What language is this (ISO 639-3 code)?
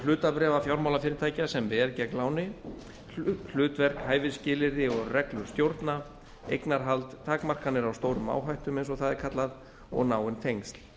isl